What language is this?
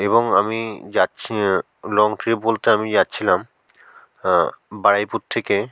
Bangla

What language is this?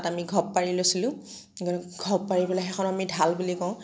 Assamese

